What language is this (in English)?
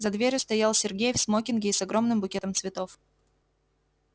Russian